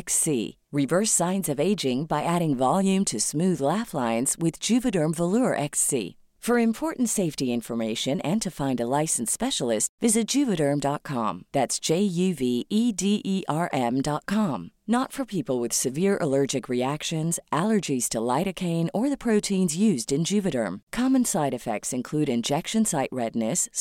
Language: Filipino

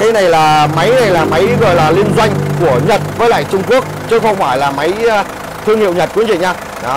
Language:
Vietnamese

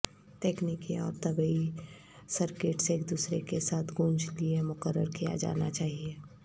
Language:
Urdu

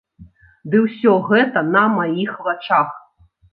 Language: Belarusian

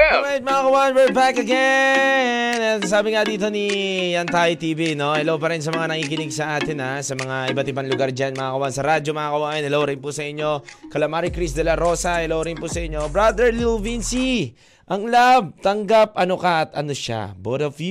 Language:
Filipino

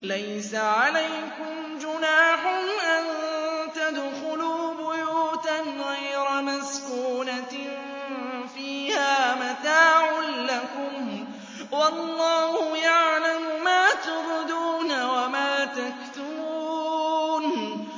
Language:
Arabic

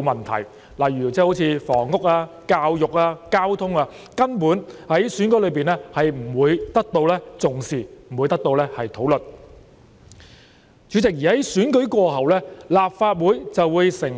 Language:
Cantonese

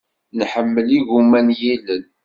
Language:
Kabyle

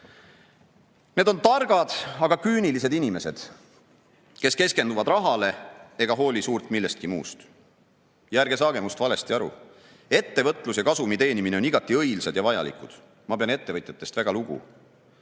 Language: Estonian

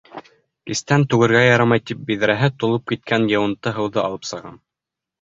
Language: Bashkir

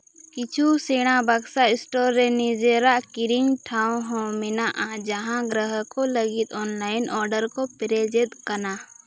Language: Santali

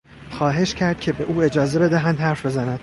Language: Persian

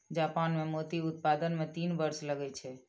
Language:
Maithili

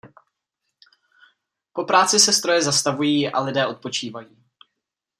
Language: Czech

